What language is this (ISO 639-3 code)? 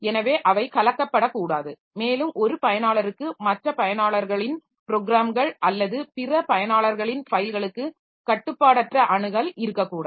tam